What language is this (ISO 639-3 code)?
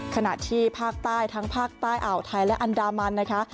tha